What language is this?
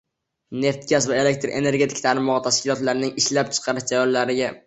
Uzbek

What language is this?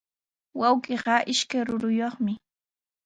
Sihuas Ancash Quechua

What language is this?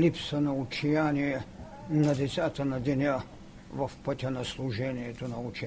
Bulgarian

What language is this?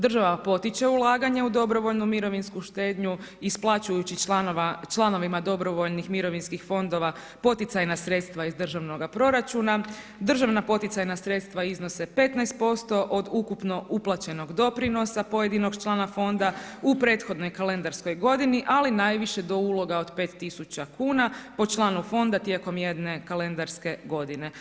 Croatian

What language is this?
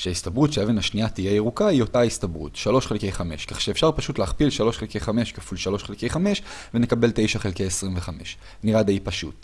Hebrew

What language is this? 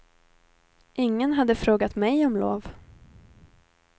Swedish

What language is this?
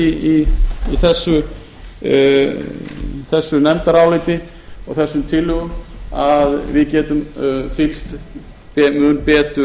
Icelandic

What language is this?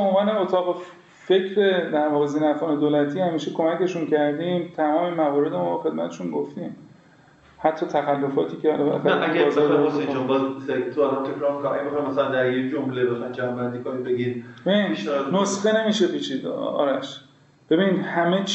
Persian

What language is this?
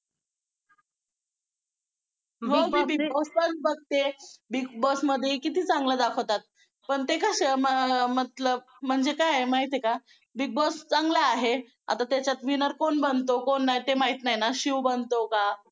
Marathi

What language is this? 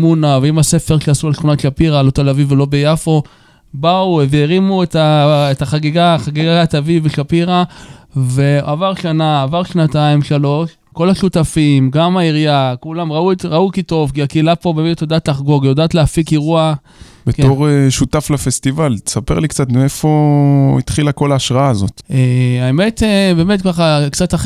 Hebrew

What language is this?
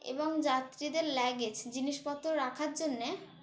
Bangla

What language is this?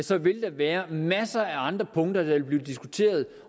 Danish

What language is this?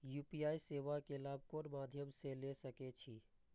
Maithili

